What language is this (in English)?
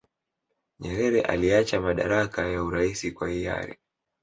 Swahili